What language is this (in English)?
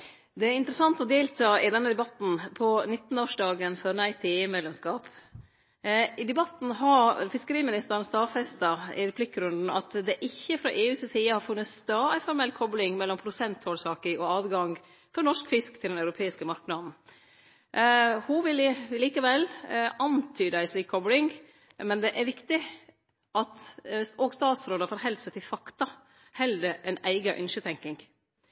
Norwegian Nynorsk